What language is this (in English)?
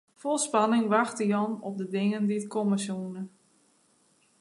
Western Frisian